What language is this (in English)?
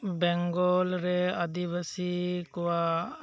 Santali